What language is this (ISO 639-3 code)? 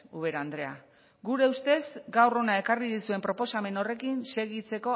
eus